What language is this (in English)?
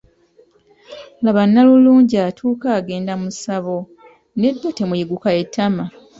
Ganda